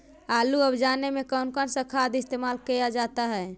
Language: Magahi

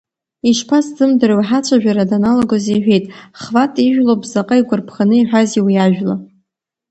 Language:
Abkhazian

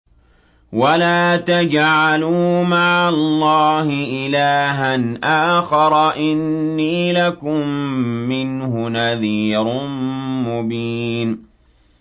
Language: Arabic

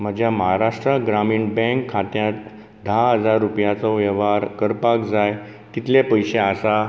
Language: Konkani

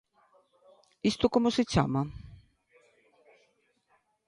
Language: Galician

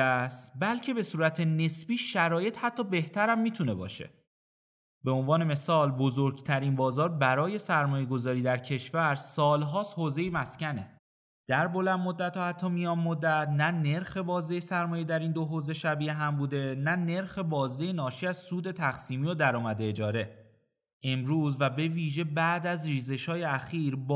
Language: Persian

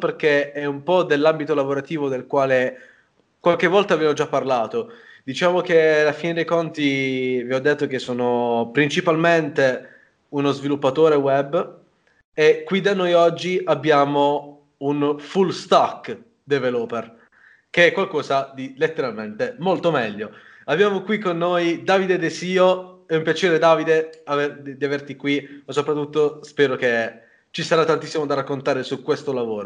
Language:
Italian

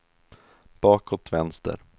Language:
Swedish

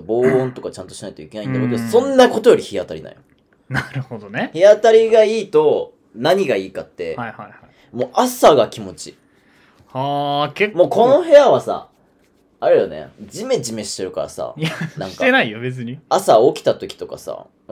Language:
Japanese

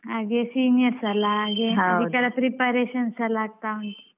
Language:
Kannada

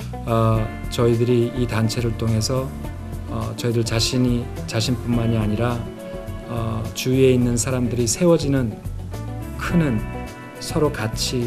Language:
Korean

